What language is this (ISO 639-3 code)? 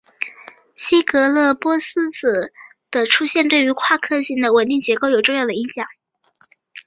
zho